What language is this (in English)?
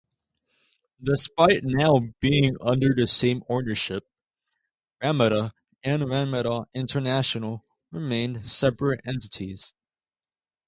English